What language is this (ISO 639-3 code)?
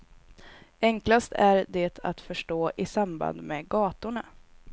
swe